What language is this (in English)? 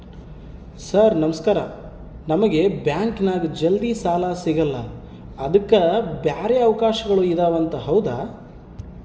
Kannada